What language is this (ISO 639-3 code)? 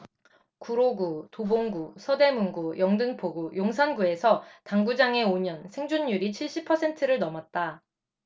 kor